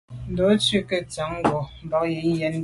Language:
Medumba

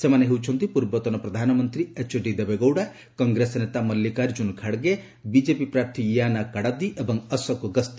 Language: Odia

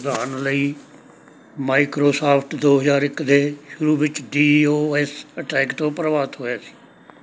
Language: Punjabi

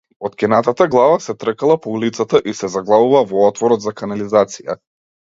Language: Macedonian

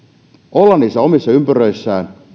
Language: Finnish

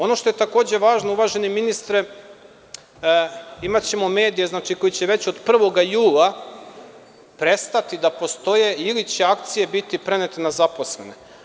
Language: Serbian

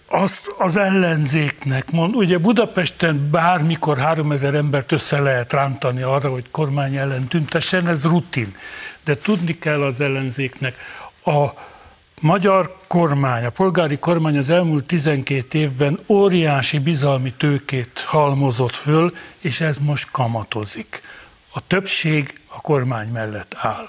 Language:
Hungarian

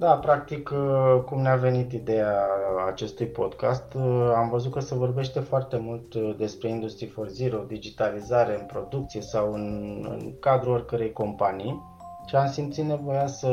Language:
Romanian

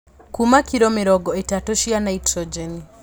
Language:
Kikuyu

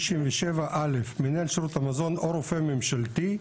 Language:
Hebrew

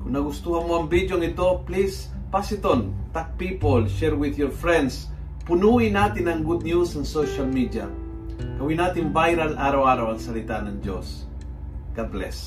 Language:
Filipino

